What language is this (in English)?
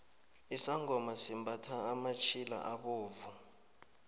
South Ndebele